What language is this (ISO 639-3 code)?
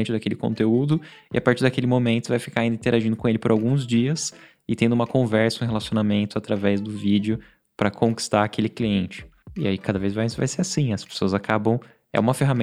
por